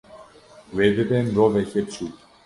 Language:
Kurdish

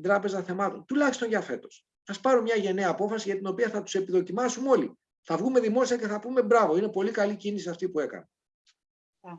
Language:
Greek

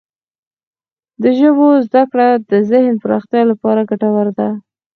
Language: Pashto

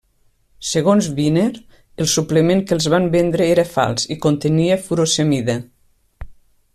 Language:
Catalan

